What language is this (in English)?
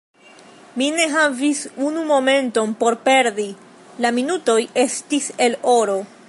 Esperanto